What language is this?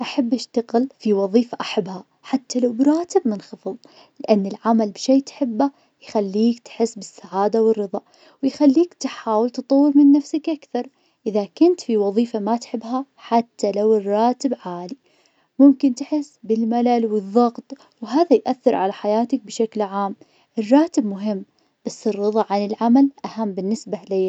Najdi Arabic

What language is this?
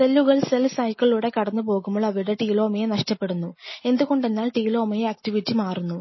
Malayalam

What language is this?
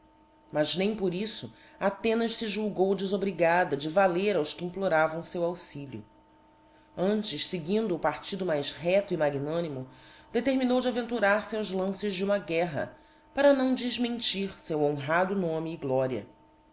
Portuguese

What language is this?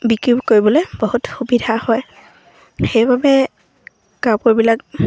Assamese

